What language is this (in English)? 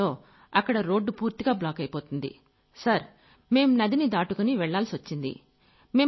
Telugu